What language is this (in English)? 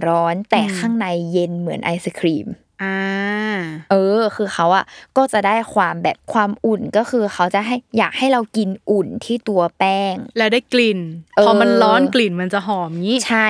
Thai